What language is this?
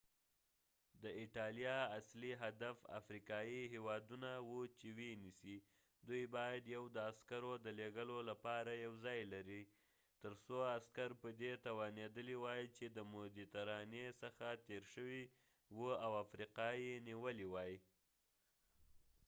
Pashto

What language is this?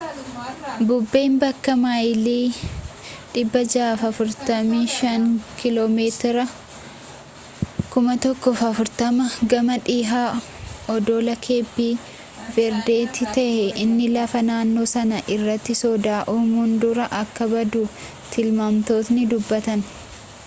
Oromo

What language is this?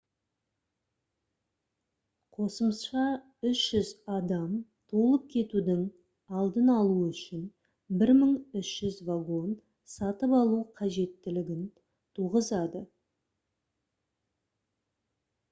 Kazakh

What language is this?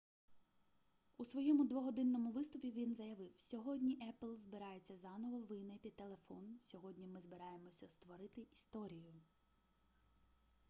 Ukrainian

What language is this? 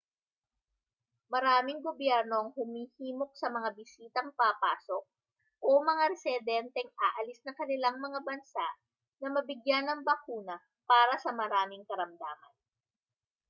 Filipino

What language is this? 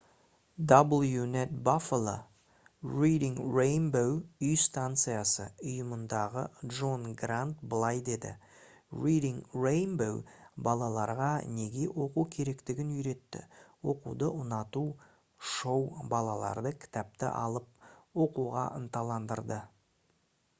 Kazakh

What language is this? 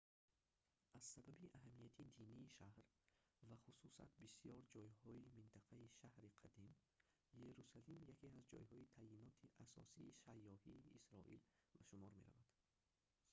Tajik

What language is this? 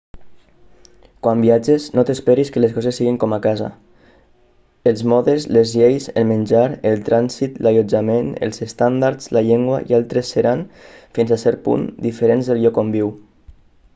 Catalan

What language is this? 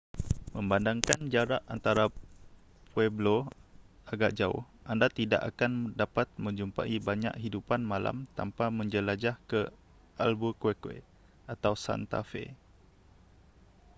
Malay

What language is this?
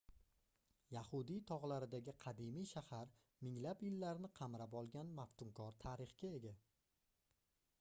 Uzbek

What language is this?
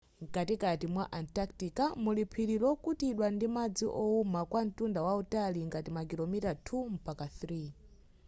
Nyanja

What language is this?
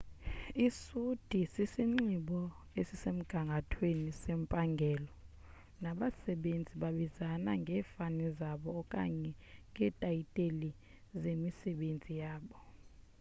Xhosa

